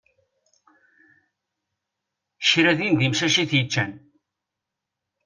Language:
Kabyle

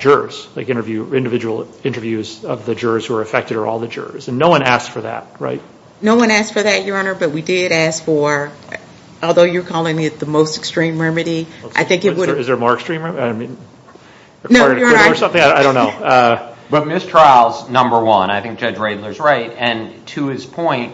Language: English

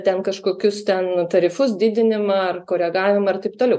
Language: Lithuanian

